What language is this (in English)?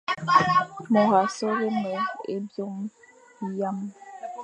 Fang